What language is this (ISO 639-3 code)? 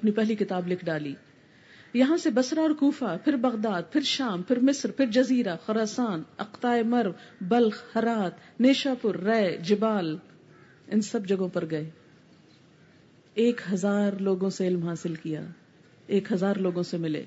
urd